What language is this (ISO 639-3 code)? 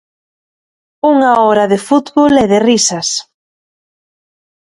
glg